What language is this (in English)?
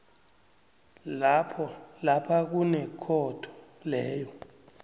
South Ndebele